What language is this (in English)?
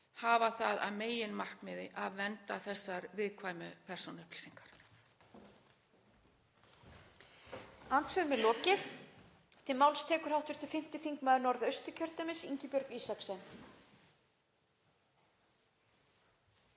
Icelandic